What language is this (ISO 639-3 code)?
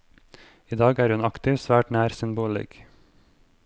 nor